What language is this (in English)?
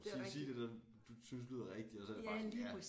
Danish